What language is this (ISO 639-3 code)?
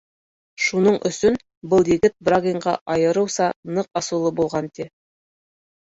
bak